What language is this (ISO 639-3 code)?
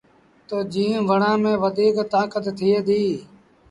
sbn